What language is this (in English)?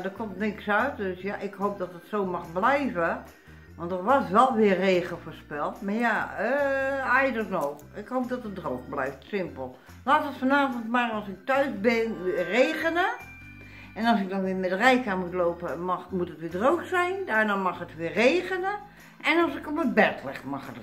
Dutch